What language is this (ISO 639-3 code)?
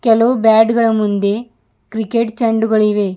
kan